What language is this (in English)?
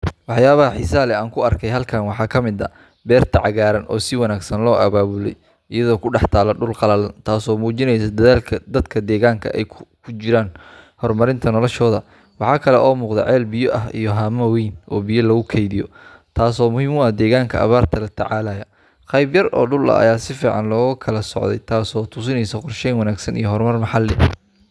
Somali